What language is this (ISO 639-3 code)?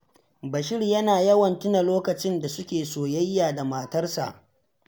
hau